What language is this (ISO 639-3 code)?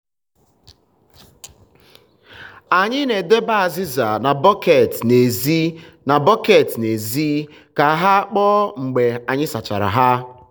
ibo